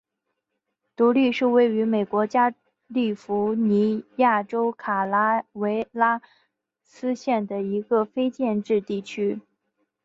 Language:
Chinese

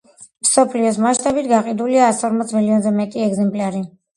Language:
Georgian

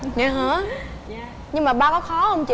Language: Vietnamese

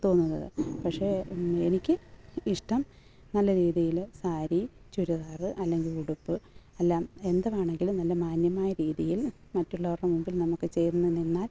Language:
Malayalam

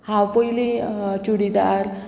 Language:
Konkani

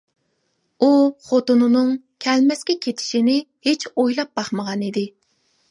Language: Uyghur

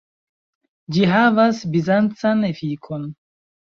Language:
Esperanto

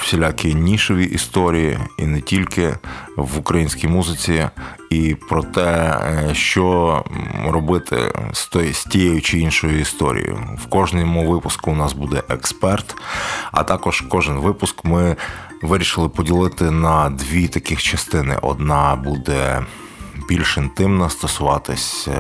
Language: Ukrainian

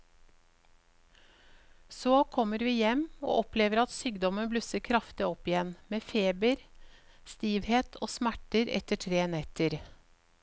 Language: Norwegian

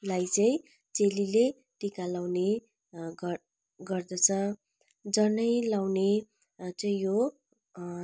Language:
Nepali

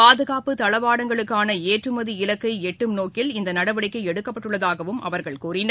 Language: Tamil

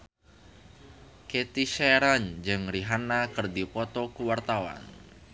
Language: Sundanese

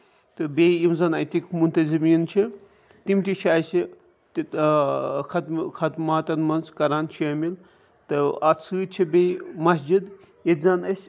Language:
Kashmiri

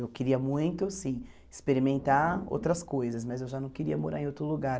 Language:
Portuguese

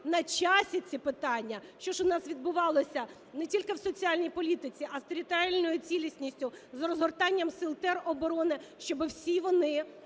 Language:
Ukrainian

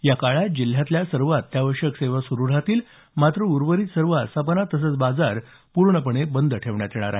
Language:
Marathi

